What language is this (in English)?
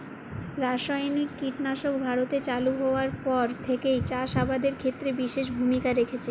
Bangla